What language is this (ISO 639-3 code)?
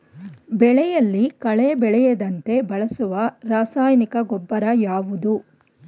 kan